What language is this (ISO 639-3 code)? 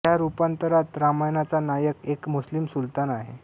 mar